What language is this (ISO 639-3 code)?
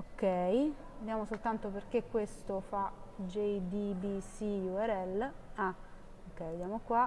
ita